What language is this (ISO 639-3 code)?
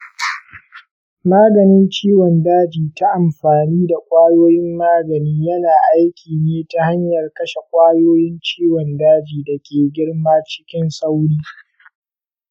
hau